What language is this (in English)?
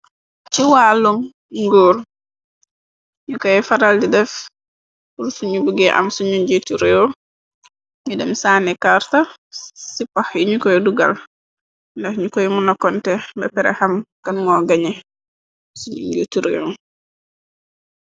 Wolof